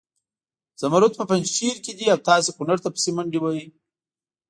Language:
Pashto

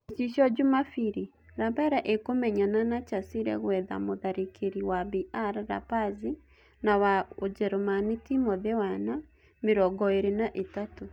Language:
Kikuyu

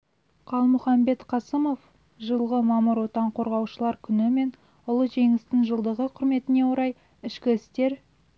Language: Kazakh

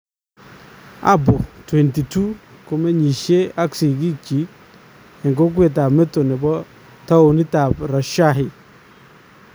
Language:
Kalenjin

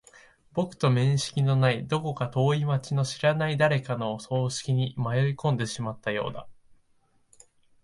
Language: Japanese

